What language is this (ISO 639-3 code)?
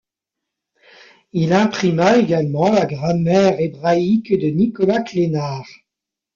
fra